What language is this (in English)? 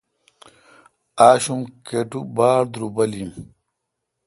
Kalkoti